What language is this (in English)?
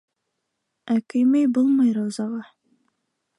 Bashkir